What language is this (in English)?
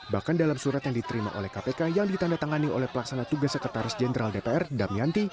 Indonesian